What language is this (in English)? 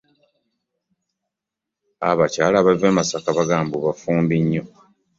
Ganda